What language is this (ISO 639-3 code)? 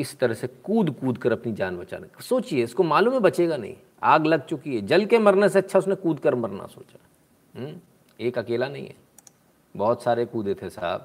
hin